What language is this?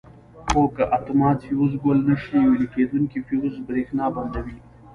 Pashto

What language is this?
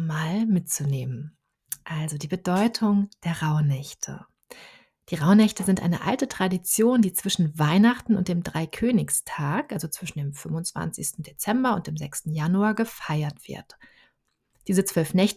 German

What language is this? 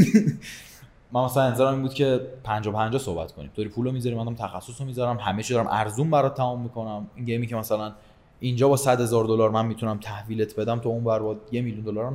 Persian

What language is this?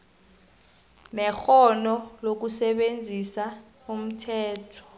South Ndebele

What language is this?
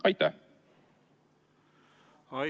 Estonian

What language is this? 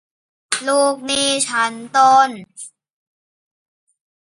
Thai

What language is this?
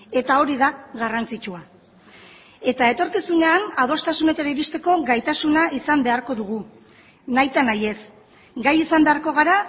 Basque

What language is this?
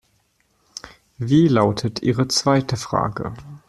German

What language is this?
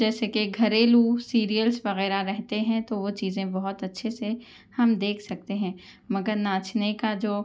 Urdu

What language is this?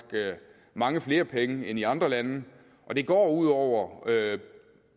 Danish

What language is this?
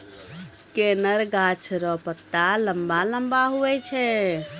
Maithili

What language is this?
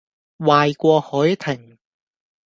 Cantonese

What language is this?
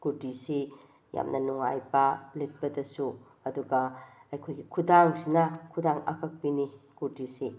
Manipuri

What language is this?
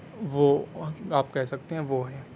Urdu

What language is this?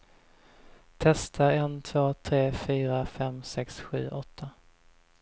Swedish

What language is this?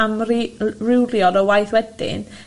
Welsh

